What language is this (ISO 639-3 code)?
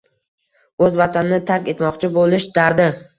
uzb